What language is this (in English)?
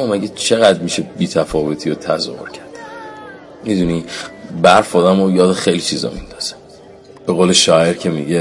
Persian